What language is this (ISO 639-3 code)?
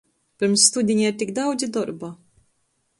ltg